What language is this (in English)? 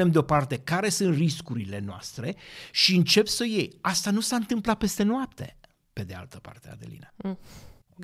Romanian